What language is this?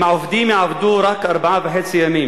Hebrew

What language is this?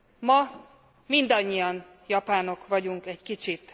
Hungarian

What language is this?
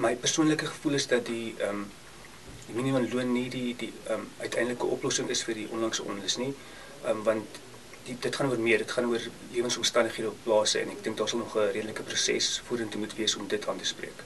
Dutch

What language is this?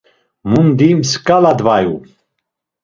Laz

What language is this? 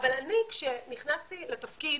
Hebrew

